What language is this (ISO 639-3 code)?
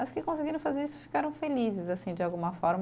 por